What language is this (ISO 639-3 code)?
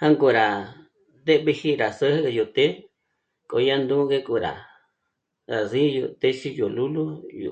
mmc